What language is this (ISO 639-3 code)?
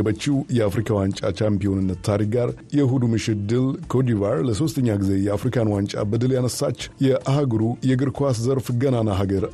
amh